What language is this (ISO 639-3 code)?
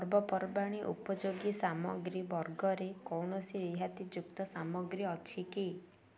ori